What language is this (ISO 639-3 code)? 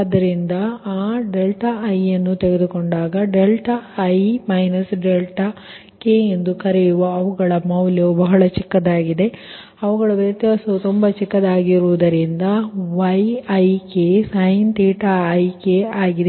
kan